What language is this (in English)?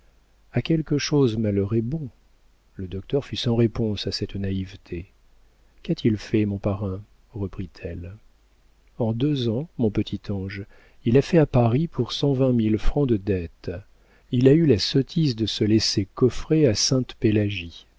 French